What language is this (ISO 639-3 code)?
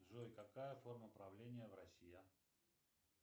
rus